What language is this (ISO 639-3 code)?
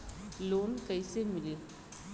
bho